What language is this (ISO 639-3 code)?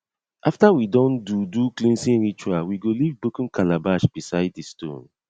pcm